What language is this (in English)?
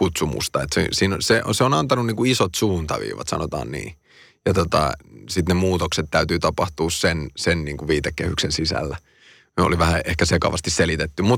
Finnish